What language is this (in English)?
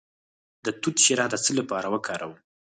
Pashto